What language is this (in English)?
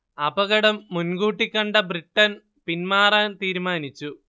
Malayalam